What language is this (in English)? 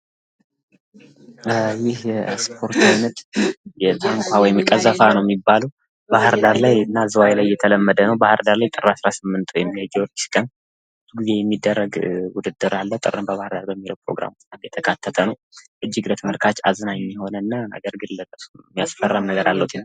Amharic